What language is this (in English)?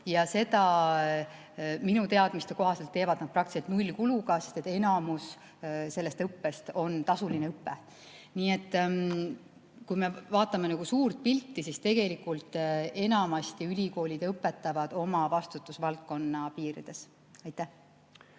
Estonian